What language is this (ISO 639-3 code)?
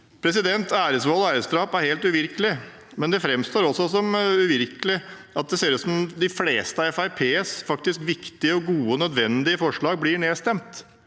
nor